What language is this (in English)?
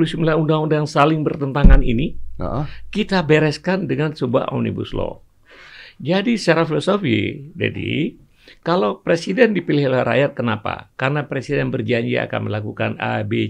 Indonesian